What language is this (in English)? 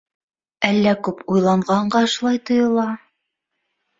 Bashkir